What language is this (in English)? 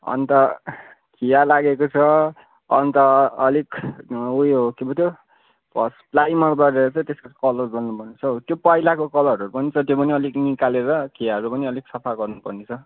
Nepali